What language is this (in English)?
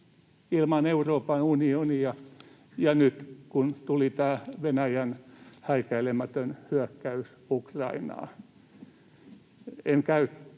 Finnish